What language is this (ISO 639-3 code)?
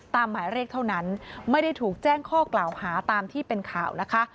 tha